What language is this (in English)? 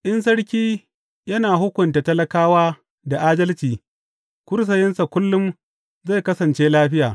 Hausa